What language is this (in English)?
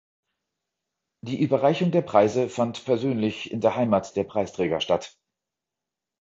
German